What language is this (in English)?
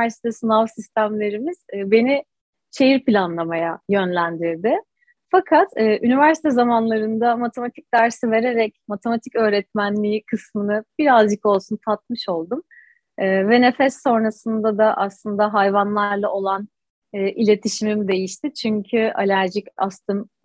Turkish